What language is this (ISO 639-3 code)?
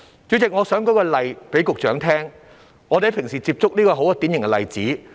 yue